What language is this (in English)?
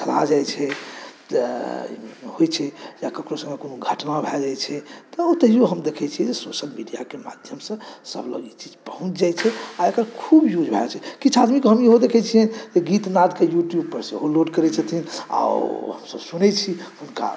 Maithili